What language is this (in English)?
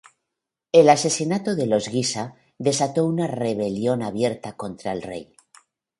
Spanish